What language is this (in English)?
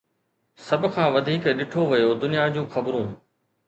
Sindhi